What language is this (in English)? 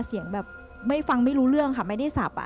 Thai